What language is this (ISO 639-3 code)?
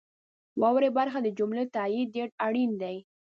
pus